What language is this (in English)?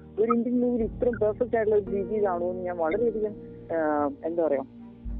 Malayalam